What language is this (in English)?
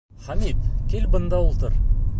Bashkir